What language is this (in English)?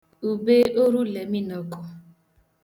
Igbo